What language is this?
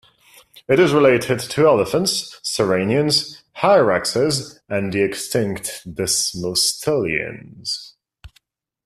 English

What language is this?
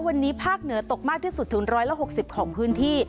Thai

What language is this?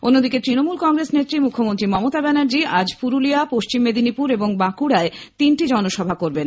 Bangla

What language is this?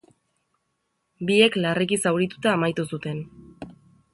Basque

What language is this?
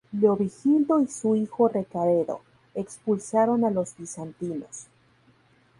Spanish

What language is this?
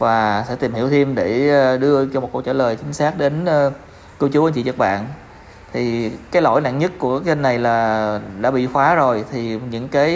Vietnamese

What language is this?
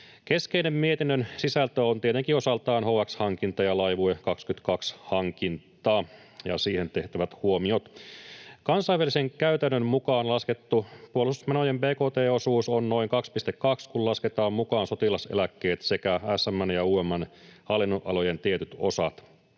Finnish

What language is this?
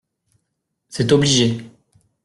French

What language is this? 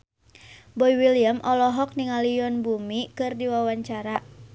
Sundanese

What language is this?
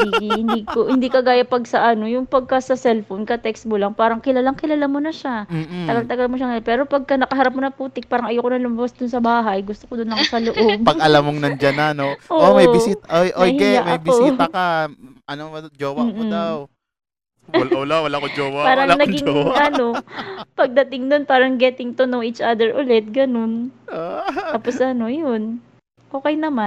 Filipino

